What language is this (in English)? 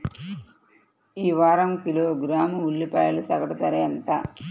Telugu